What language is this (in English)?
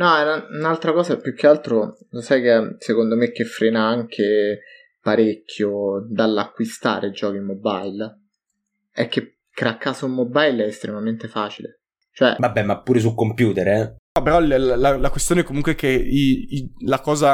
Italian